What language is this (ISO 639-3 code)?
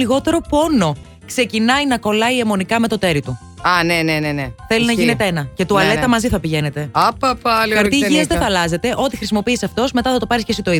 ell